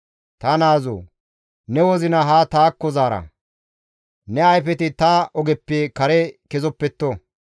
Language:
Gamo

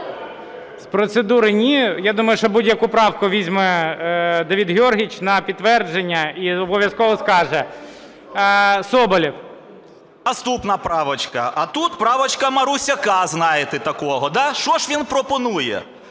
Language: Ukrainian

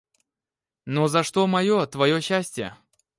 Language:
Russian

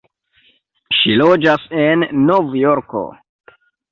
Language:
Esperanto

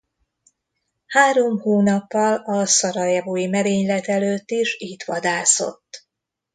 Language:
Hungarian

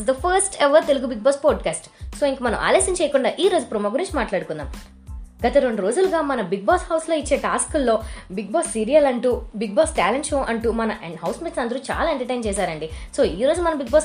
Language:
Telugu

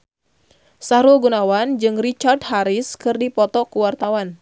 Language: Sundanese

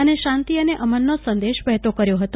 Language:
Gujarati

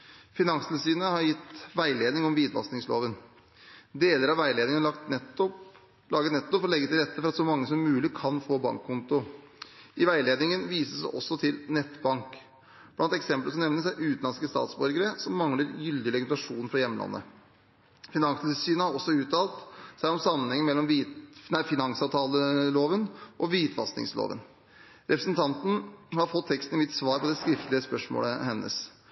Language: Norwegian Bokmål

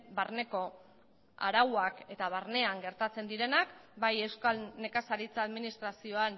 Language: Basque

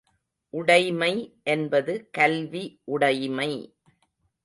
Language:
Tamil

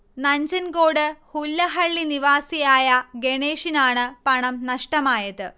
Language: Malayalam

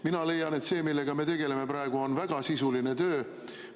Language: Estonian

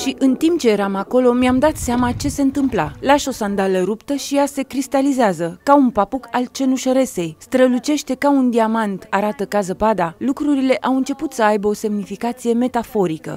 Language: Romanian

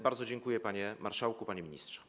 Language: Polish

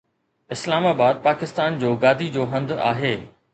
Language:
Sindhi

